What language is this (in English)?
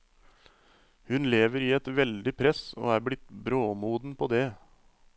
Norwegian